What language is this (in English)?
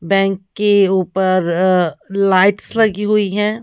Hindi